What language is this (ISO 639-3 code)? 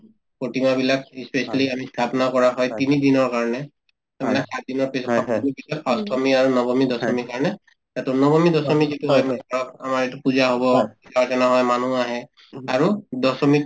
asm